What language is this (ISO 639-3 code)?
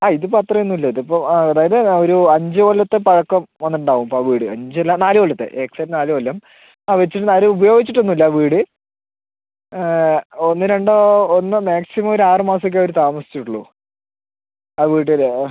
mal